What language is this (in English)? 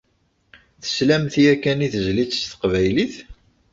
Kabyle